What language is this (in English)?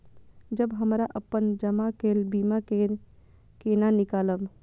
Maithili